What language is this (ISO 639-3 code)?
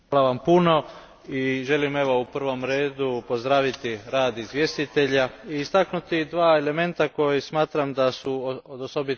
hrv